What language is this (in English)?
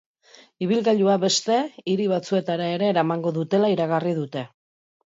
Basque